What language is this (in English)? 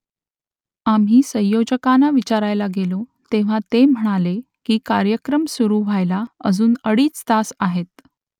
Marathi